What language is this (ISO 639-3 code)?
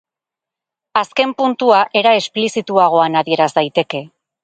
eus